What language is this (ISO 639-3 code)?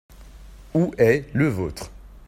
fra